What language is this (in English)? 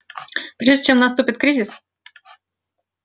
Russian